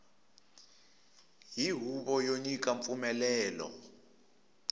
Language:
Tsonga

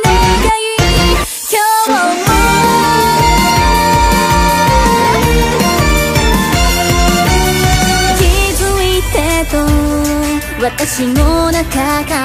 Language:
Korean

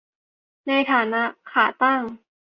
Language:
Thai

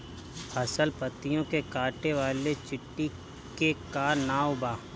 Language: Bhojpuri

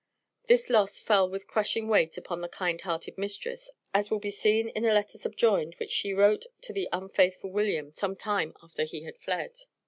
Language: English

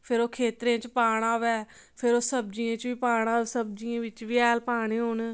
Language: Dogri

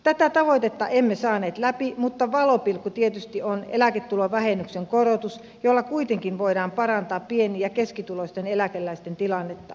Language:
Finnish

